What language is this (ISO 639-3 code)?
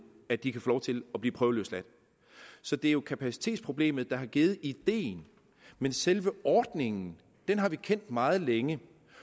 dan